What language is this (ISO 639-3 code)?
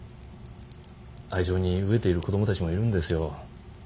jpn